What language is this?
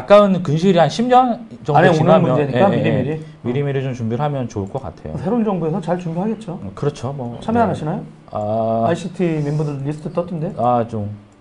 Korean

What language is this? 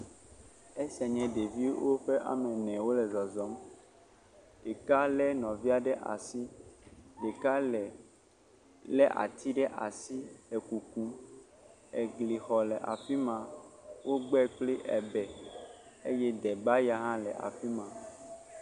Ewe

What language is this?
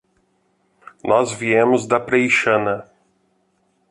Portuguese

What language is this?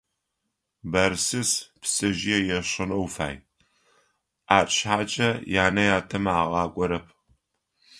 Adyghe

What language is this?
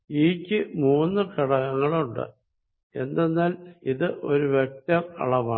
Malayalam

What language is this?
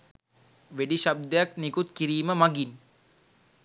Sinhala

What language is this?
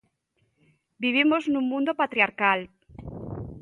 Galician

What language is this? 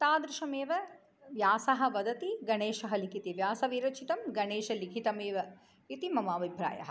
Sanskrit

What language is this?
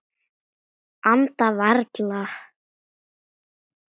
Icelandic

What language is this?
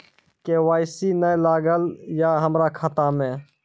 Maithili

